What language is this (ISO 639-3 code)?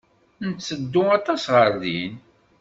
kab